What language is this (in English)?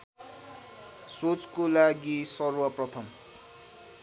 Nepali